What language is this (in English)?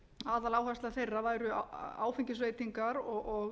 Icelandic